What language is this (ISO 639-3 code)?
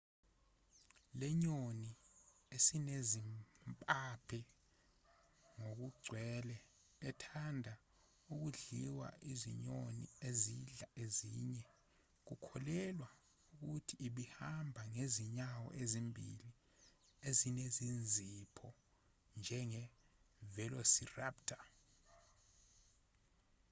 zul